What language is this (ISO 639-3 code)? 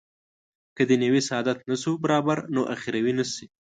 pus